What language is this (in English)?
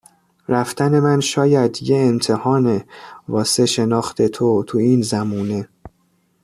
Persian